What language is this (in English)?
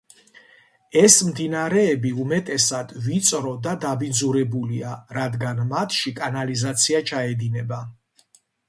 Georgian